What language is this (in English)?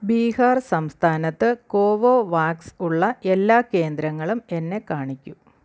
Malayalam